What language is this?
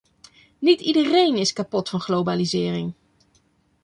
Dutch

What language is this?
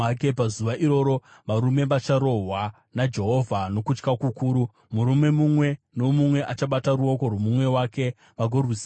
Shona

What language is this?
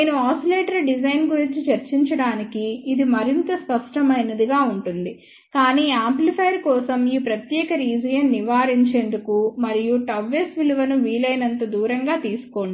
Telugu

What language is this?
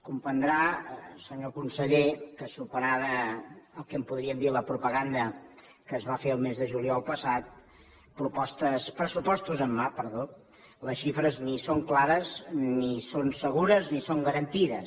Catalan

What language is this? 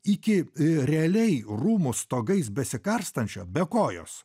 Lithuanian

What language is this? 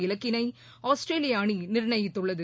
Tamil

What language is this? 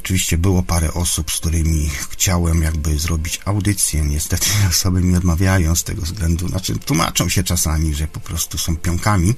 Polish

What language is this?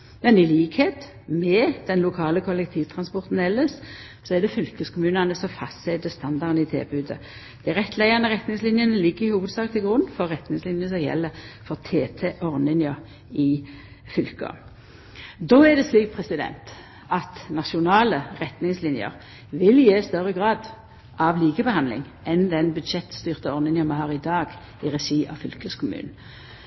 Norwegian Nynorsk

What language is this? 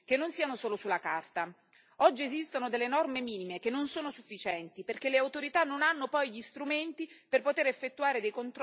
Italian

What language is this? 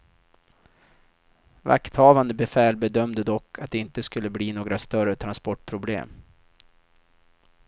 Swedish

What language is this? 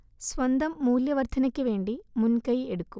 Malayalam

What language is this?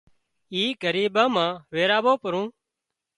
Wadiyara Koli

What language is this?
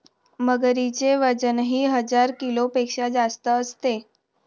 Marathi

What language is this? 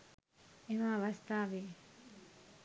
Sinhala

